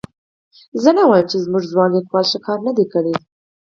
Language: Pashto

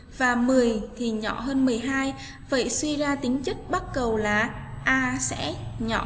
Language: Vietnamese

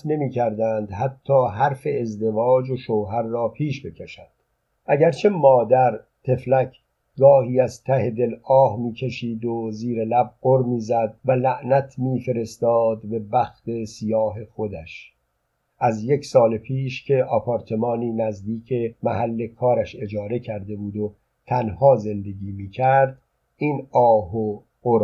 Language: Persian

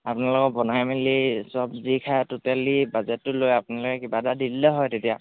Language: Assamese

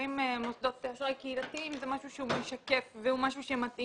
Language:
Hebrew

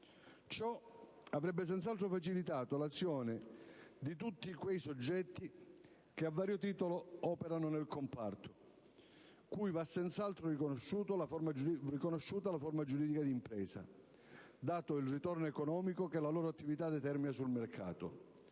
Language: Italian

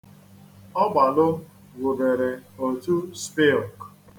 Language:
Igbo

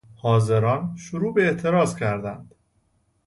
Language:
Persian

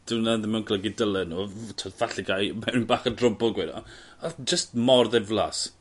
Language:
Welsh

